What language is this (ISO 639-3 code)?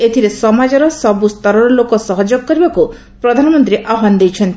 ori